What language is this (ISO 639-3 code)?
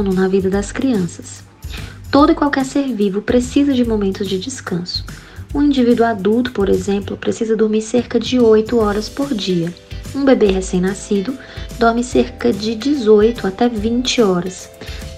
por